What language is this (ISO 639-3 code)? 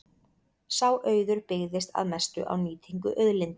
isl